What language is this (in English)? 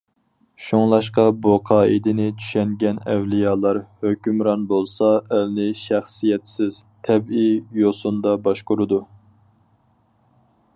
Uyghur